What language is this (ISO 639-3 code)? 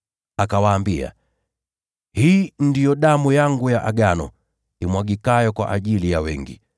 swa